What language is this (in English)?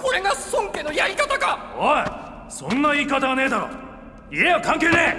Japanese